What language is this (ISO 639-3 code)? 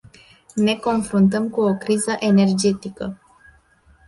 ron